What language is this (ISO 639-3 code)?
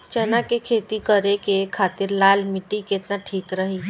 bho